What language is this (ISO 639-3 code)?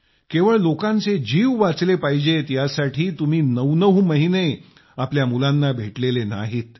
mar